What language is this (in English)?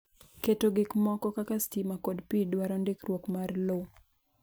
Luo (Kenya and Tanzania)